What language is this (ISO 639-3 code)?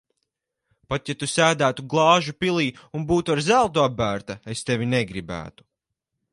lav